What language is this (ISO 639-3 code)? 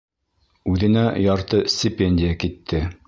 bak